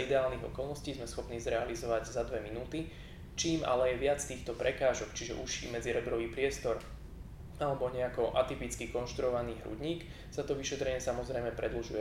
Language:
Slovak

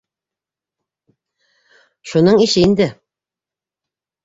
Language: Bashkir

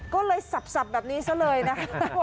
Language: Thai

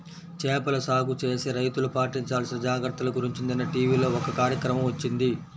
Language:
Telugu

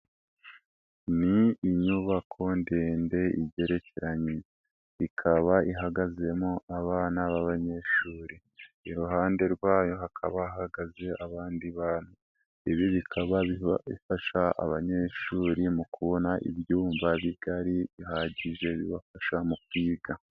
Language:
Kinyarwanda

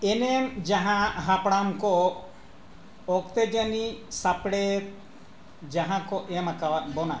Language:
Santali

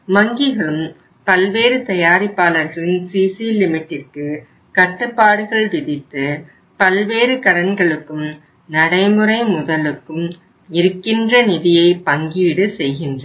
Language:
Tamil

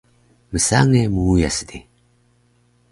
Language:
Taroko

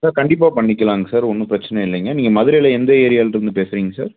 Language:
Tamil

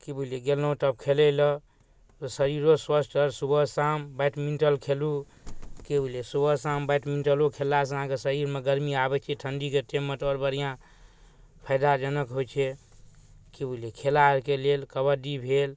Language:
Maithili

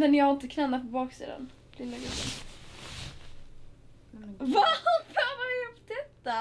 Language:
Swedish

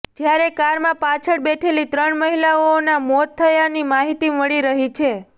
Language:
Gujarati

